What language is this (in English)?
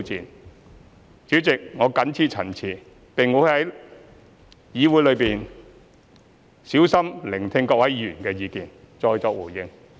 Cantonese